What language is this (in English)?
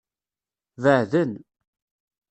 Kabyle